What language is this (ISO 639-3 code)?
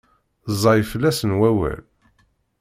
kab